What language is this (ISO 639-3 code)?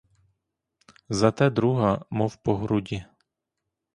ukr